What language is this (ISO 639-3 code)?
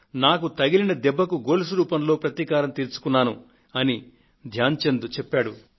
tel